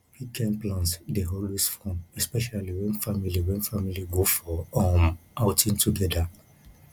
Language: Nigerian Pidgin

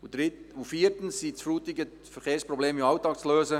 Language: Swiss German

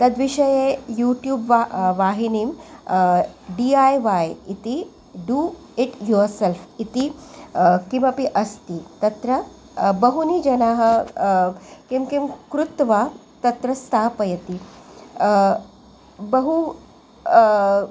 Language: Sanskrit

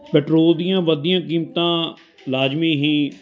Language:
Punjabi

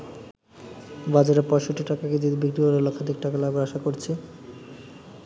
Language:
Bangla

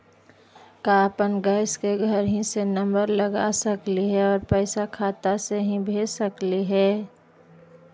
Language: Magahi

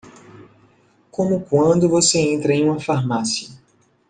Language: Portuguese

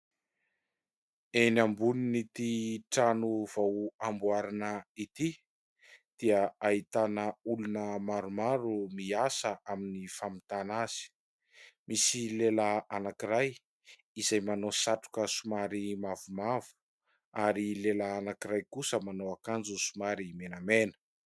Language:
Malagasy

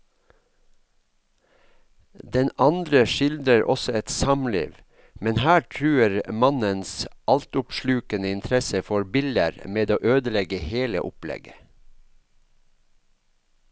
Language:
Norwegian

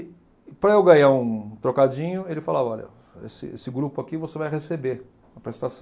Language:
Portuguese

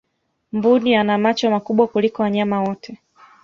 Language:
Swahili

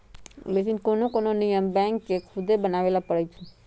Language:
Magahi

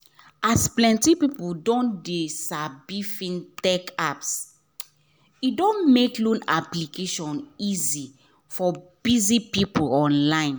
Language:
Nigerian Pidgin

